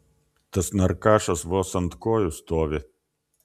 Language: Lithuanian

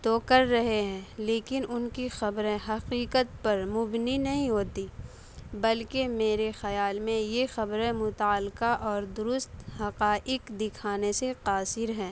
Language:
Urdu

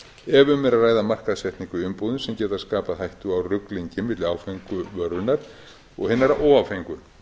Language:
Icelandic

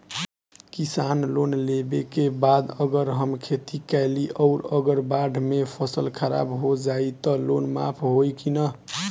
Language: Bhojpuri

